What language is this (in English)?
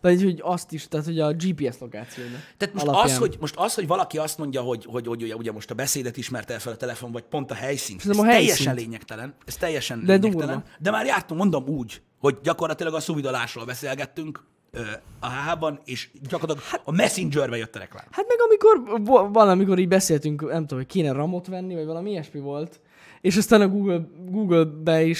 Hungarian